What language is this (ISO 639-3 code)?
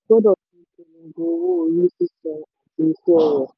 yor